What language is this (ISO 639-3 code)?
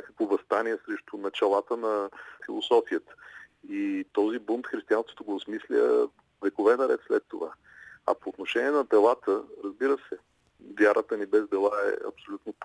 bul